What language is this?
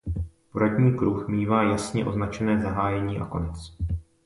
Czech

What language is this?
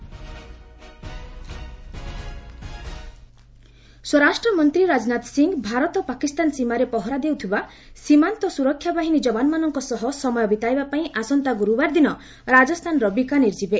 Odia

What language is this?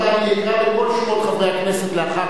Hebrew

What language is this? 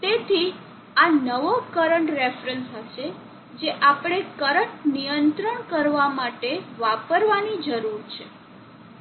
Gujarati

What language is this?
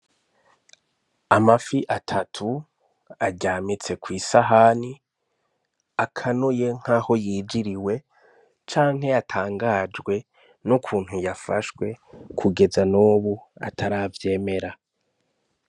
Rundi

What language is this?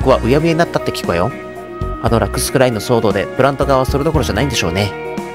Japanese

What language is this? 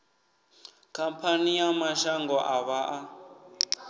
Venda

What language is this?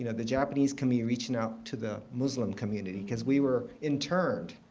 English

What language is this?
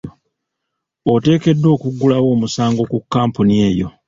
Ganda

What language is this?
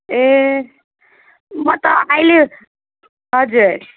Nepali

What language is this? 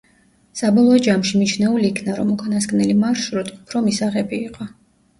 Georgian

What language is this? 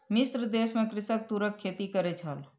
Maithili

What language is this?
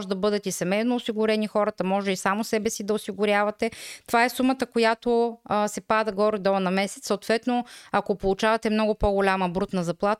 Bulgarian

